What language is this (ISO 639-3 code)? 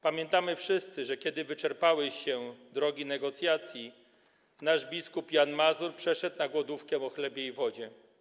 pol